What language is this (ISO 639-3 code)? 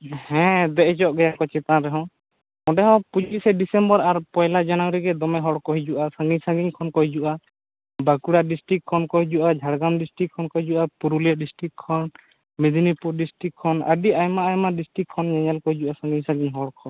sat